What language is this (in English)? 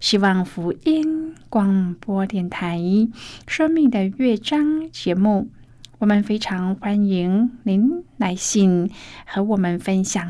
Chinese